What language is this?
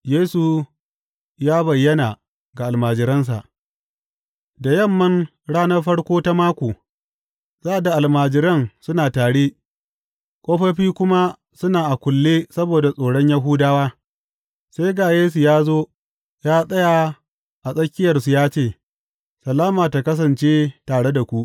Hausa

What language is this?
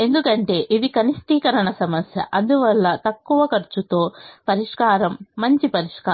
Telugu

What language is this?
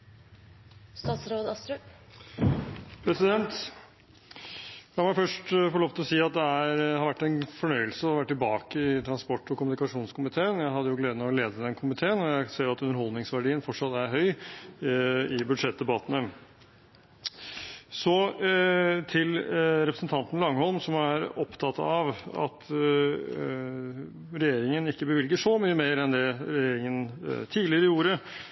Norwegian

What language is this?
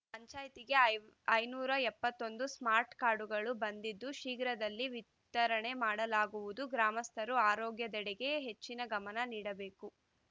Kannada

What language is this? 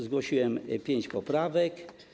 Polish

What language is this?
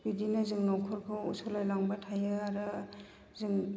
Bodo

